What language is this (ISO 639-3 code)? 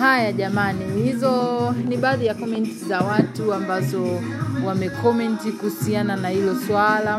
swa